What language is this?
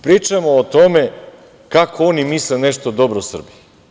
Serbian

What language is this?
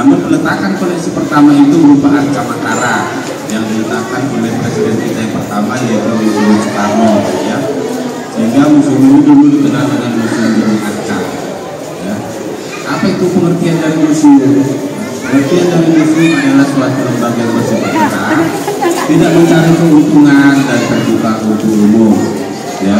Indonesian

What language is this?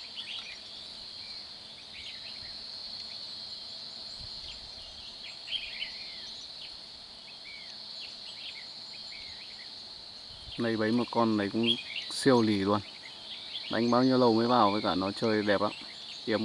Vietnamese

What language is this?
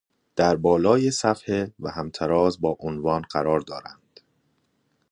Persian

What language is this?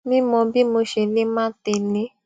Yoruba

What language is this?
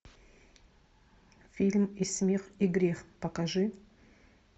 Russian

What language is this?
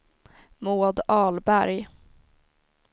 Swedish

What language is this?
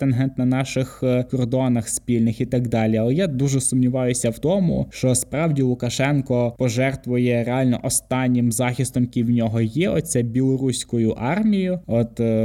Ukrainian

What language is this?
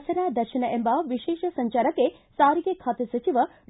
Kannada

